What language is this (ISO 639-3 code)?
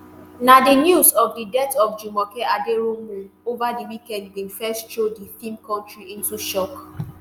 pcm